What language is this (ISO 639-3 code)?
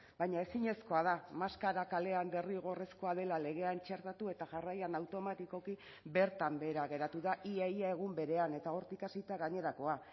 eus